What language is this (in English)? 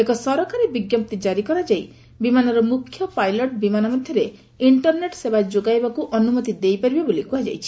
Odia